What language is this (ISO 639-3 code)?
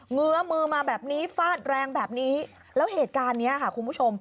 tha